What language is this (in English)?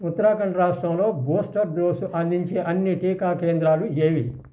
Telugu